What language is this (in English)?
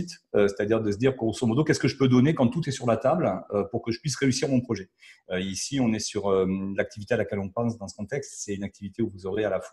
French